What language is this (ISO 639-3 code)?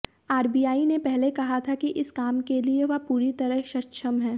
hin